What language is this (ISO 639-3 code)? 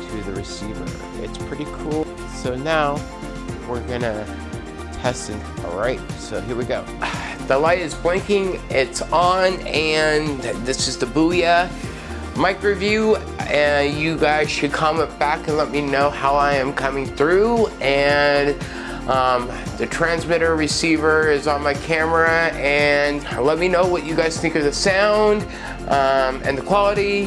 eng